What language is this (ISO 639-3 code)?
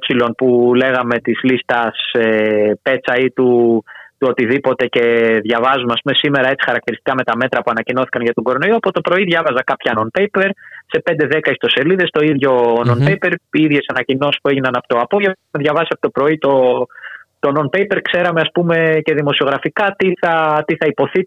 ell